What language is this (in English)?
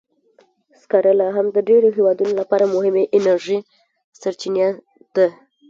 Pashto